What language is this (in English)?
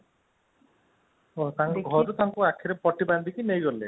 Odia